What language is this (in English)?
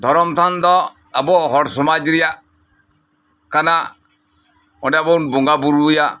Santali